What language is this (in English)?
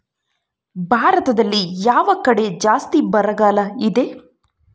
Kannada